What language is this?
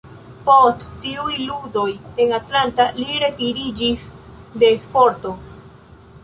Esperanto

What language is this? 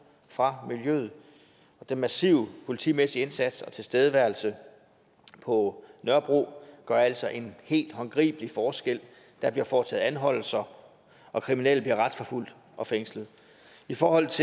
Danish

